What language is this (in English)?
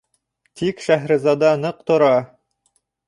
Bashkir